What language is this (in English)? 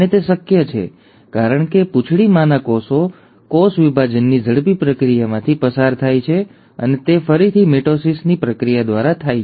Gujarati